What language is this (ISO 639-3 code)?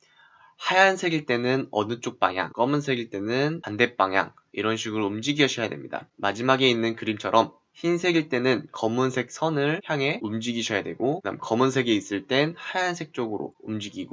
kor